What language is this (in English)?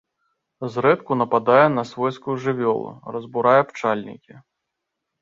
Belarusian